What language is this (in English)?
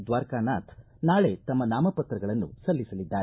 Kannada